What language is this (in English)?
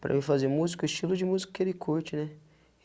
Portuguese